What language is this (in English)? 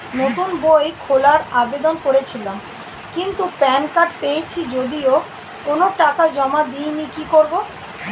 Bangla